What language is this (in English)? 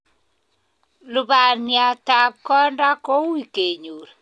Kalenjin